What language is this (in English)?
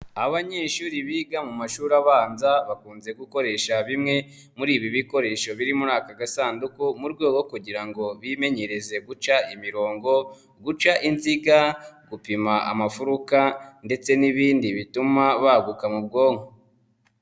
Kinyarwanda